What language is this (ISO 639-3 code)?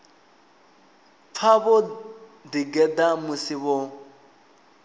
ven